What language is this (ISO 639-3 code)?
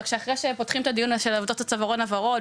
heb